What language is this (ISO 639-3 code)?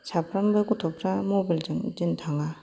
brx